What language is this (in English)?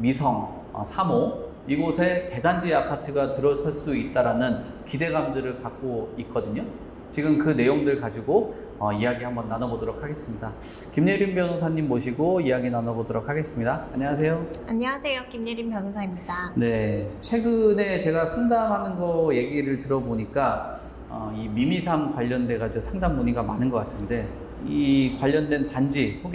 Korean